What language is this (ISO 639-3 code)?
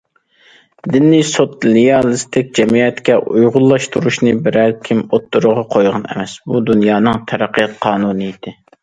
uig